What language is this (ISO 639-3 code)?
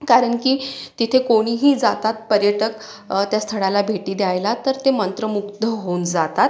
mar